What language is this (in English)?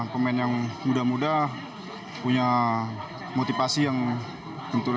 Indonesian